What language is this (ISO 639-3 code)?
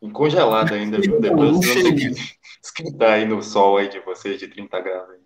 por